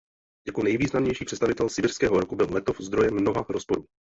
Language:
Czech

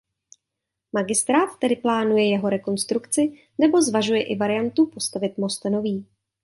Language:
Czech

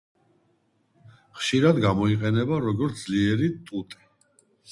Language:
Georgian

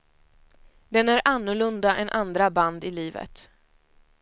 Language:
Swedish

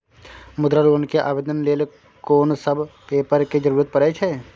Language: Maithili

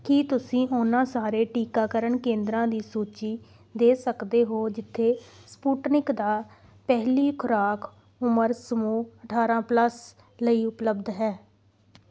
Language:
Punjabi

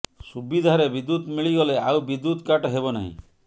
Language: Odia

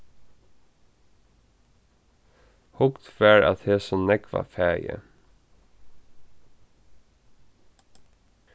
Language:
Faroese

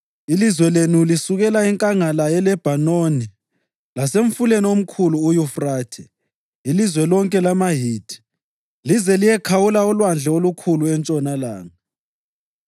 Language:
North Ndebele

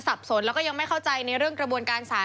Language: Thai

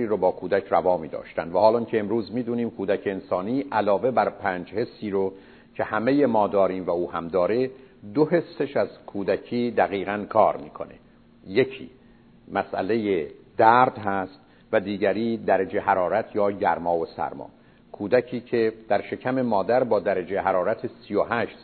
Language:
Persian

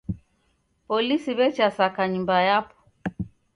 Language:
Taita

